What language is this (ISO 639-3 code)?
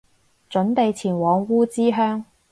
yue